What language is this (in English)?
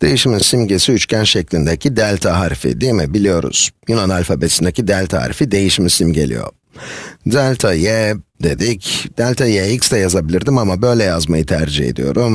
Turkish